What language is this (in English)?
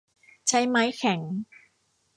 Thai